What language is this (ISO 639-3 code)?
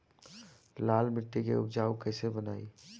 bho